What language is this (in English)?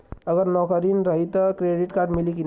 Bhojpuri